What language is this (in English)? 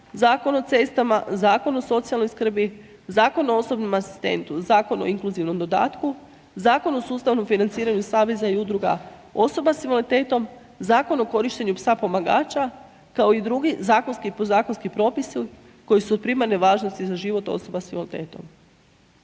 Croatian